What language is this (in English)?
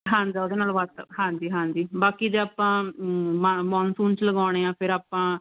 Punjabi